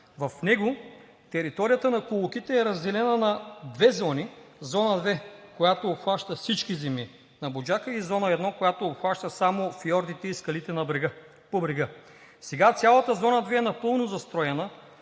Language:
Bulgarian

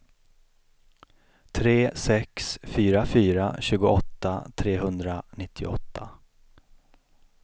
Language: Swedish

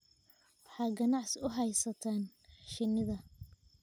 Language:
Somali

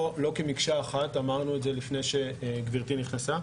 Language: Hebrew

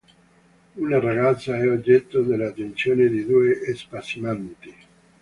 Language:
Italian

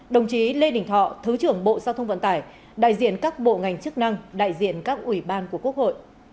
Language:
Vietnamese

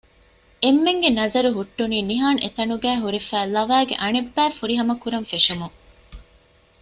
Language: Divehi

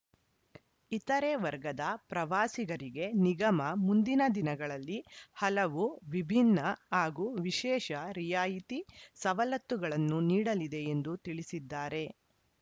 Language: Kannada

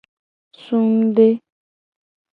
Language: Gen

